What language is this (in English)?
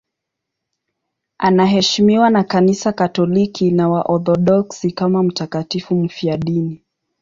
Swahili